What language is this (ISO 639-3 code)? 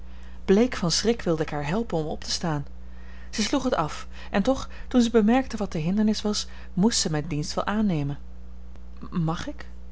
nld